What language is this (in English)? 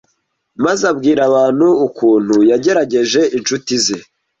Kinyarwanda